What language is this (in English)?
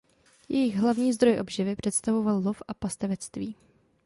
Czech